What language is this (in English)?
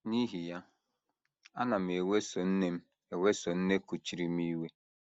Igbo